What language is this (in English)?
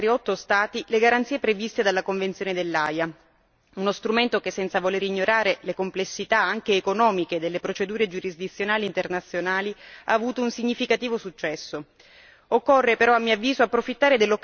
Italian